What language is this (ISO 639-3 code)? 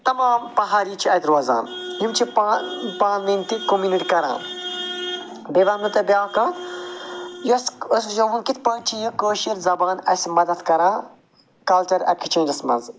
kas